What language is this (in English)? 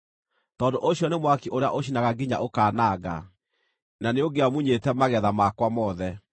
Kikuyu